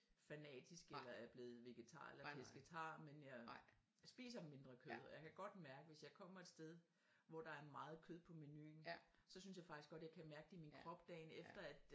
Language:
Danish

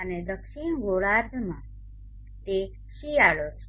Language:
Gujarati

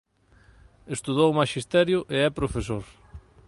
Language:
Galician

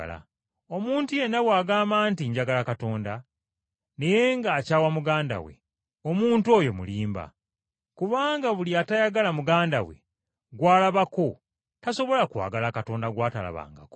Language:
Ganda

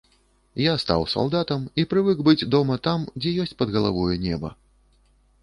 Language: Belarusian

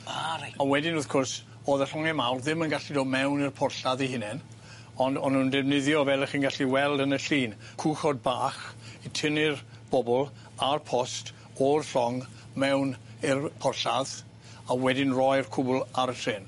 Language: Welsh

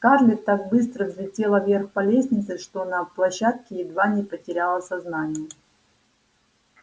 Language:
Russian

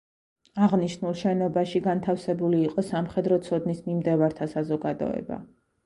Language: Georgian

